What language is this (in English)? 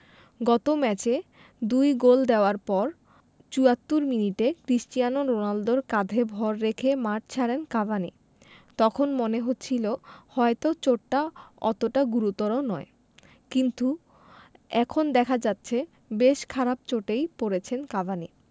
Bangla